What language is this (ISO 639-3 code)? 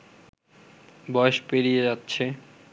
ben